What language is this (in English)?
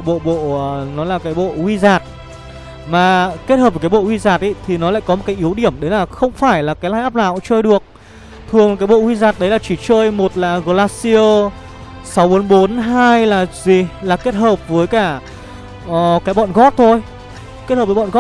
Vietnamese